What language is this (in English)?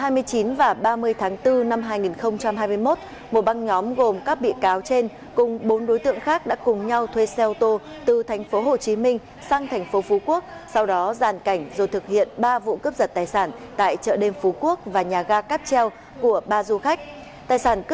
Vietnamese